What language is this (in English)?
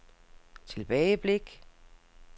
Danish